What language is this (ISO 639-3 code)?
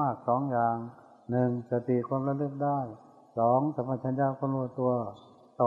tha